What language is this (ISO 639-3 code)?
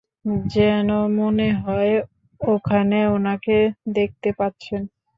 ben